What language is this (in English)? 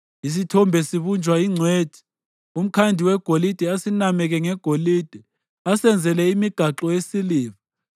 North Ndebele